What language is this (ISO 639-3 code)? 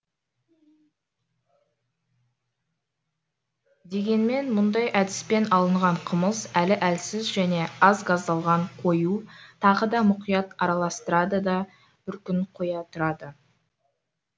kaz